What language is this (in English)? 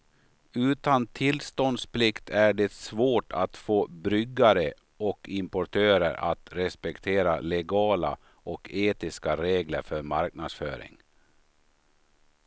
Swedish